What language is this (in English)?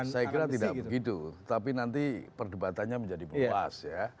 Indonesian